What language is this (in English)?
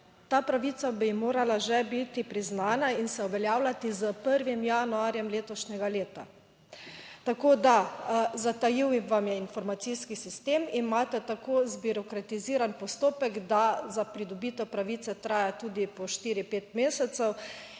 Slovenian